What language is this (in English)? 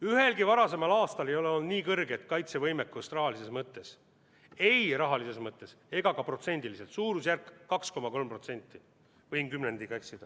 Estonian